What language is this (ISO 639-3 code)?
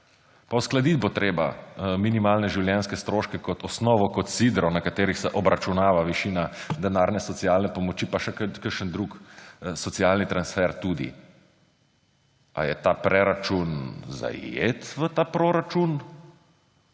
slv